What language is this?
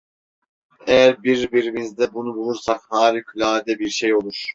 Turkish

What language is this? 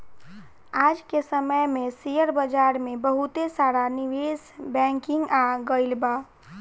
Bhojpuri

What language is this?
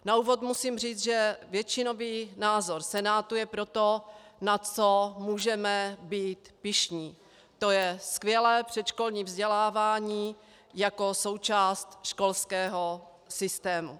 Czech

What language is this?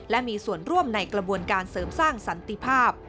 Thai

